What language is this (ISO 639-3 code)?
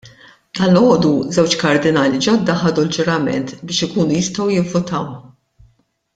mlt